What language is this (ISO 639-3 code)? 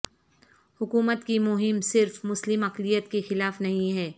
urd